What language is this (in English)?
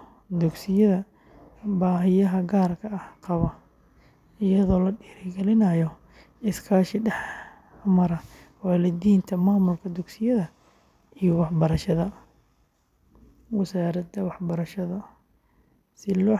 Somali